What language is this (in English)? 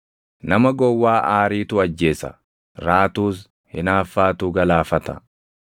Oromo